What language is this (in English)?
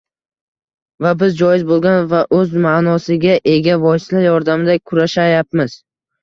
Uzbek